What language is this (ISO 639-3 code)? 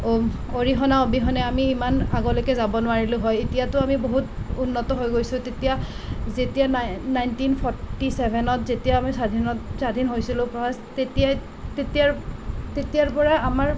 asm